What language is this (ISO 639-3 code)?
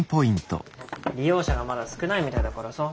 jpn